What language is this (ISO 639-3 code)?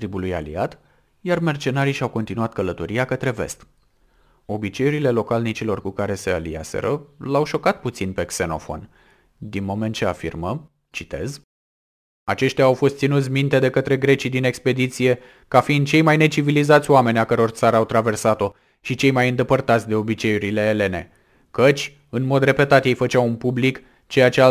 ron